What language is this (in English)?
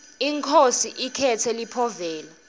Swati